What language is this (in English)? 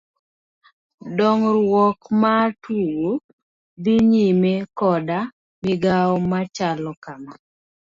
Luo (Kenya and Tanzania)